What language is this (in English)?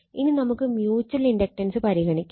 Malayalam